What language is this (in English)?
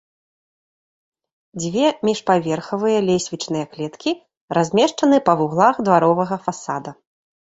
Belarusian